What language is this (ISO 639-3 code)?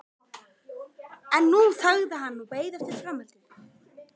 isl